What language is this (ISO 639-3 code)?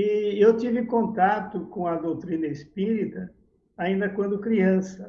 por